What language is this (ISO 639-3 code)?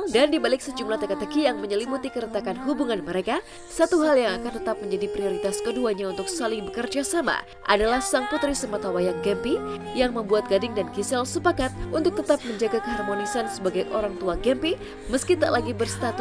ind